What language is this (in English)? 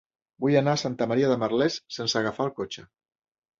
Catalan